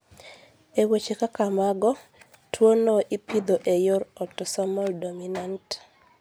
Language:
Luo (Kenya and Tanzania)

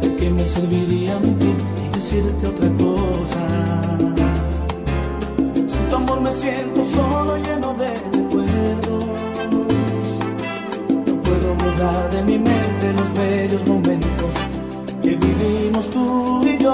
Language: Spanish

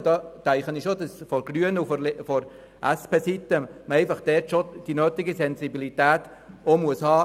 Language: Swiss German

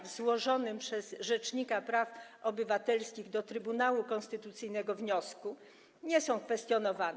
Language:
Polish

